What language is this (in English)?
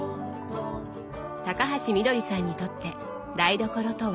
Japanese